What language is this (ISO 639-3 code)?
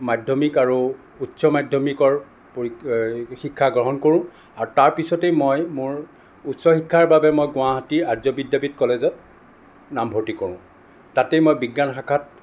asm